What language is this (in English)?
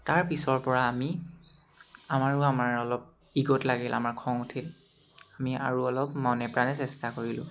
Assamese